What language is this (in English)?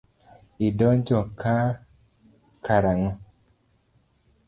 Luo (Kenya and Tanzania)